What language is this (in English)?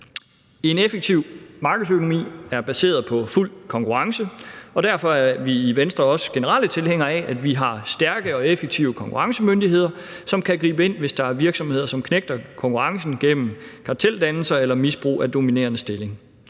Danish